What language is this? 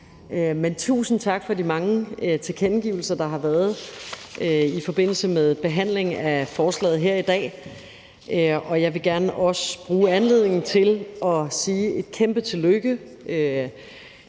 Danish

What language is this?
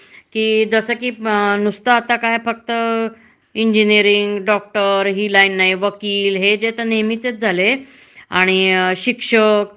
Marathi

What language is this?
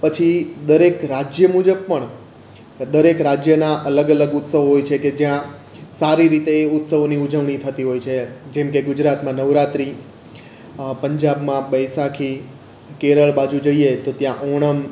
Gujarati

